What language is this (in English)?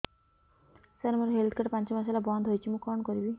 Odia